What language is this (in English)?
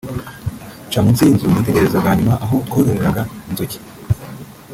Kinyarwanda